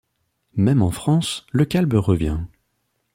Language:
French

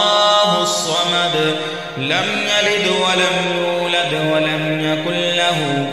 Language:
Arabic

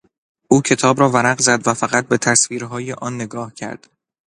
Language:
Persian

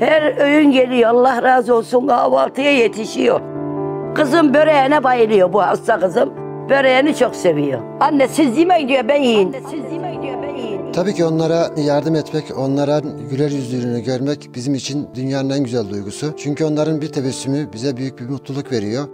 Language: Turkish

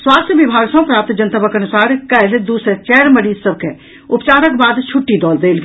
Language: Maithili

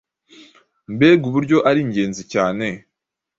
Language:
Kinyarwanda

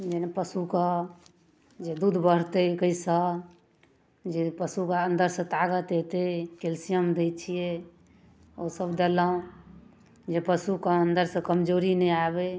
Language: Maithili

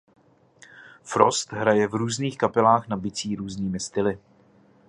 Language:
Czech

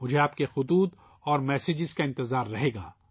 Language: Urdu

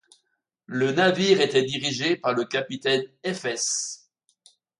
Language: French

